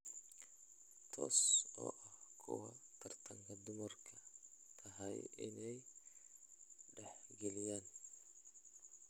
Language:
Somali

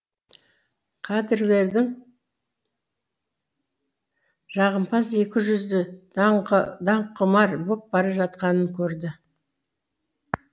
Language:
Kazakh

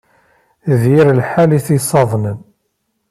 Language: Kabyle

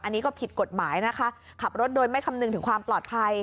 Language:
Thai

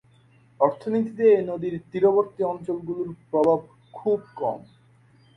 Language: Bangla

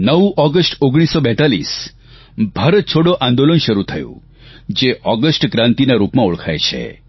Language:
Gujarati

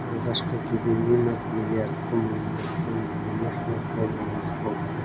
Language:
Kazakh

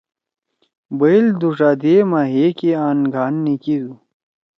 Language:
Torwali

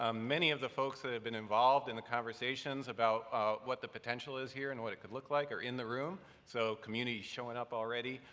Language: English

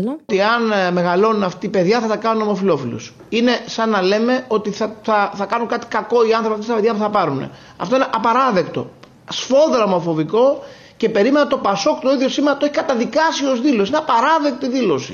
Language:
Greek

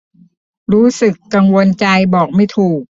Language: Thai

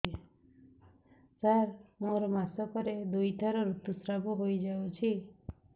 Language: Odia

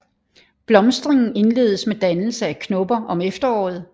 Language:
Danish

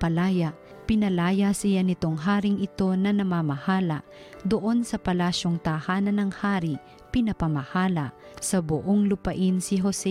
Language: Filipino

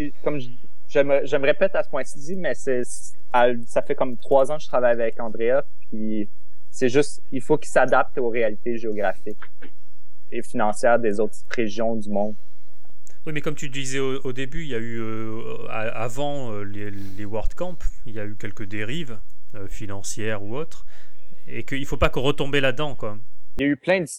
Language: French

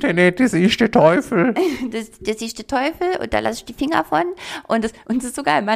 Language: German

